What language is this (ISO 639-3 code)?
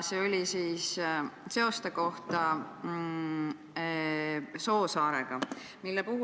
est